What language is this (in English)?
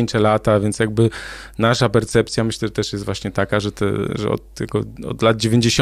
Polish